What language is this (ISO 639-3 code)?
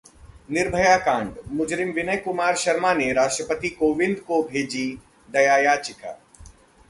hin